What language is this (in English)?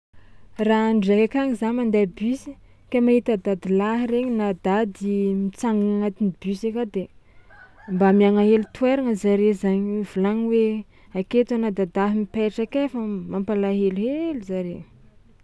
Tsimihety Malagasy